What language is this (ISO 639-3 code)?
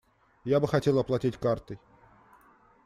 rus